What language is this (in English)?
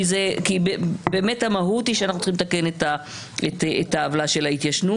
Hebrew